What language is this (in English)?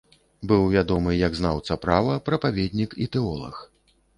Belarusian